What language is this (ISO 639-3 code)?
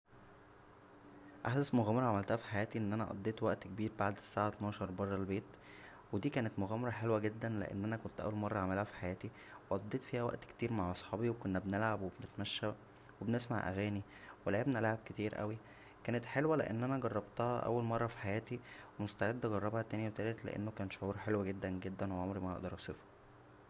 arz